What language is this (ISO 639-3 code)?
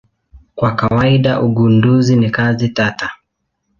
swa